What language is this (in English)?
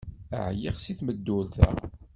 Kabyle